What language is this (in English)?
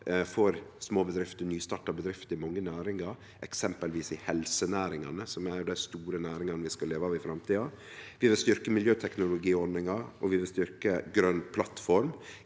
Norwegian